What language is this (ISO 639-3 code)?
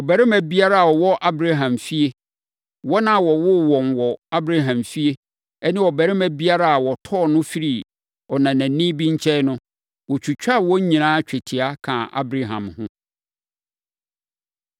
aka